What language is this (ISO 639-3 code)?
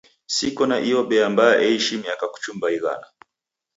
dav